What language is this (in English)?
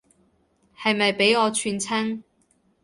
Cantonese